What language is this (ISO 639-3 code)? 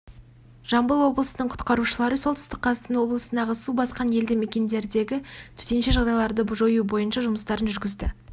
kaz